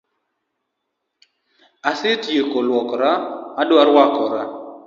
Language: Luo (Kenya and Tanzania)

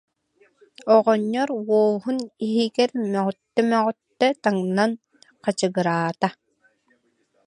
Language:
Yakut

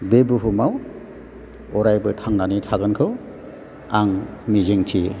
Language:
Bodo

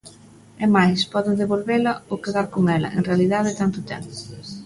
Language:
Galician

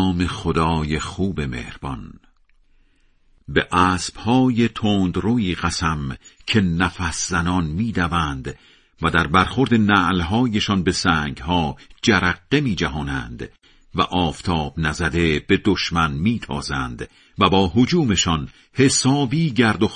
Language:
Persian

